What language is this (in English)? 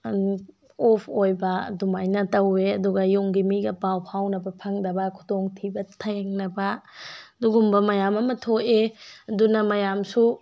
Manipuri